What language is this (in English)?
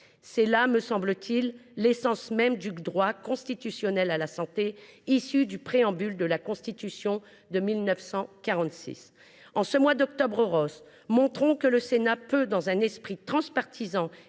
French